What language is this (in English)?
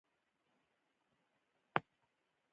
Pashto